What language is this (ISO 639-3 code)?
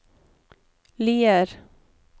nor